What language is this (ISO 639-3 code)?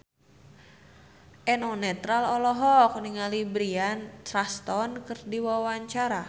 sun